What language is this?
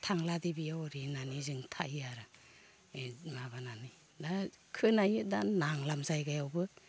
Bodo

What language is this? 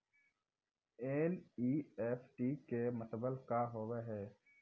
Maithili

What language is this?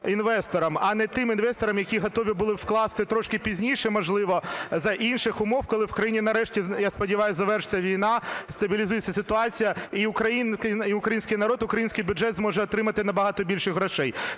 Ukrainian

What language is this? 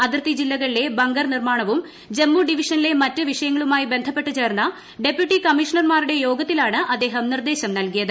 Malayalam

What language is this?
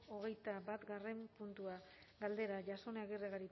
Basque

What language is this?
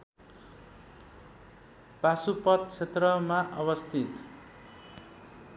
Nepali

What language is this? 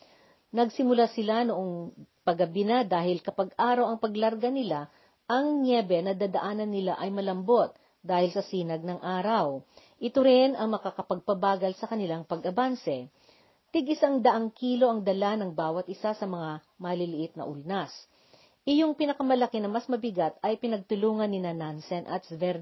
Filipino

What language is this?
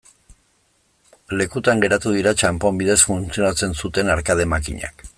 Basque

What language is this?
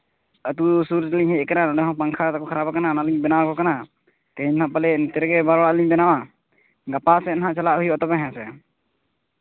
Santali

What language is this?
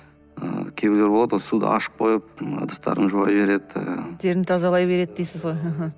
Kazakh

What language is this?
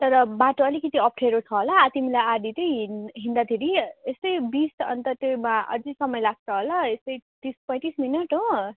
Nepali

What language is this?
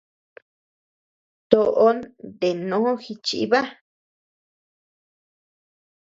Tepeuxila Cuicatec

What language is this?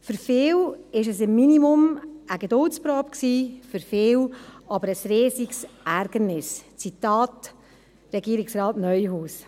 Swiss German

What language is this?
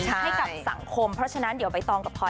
Thai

